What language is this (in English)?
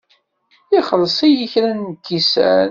Kabyle